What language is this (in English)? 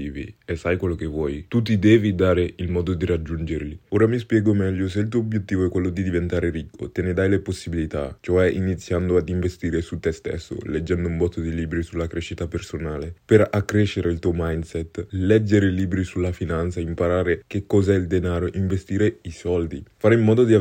Italian